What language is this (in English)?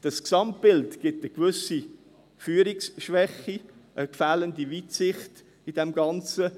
Swiss German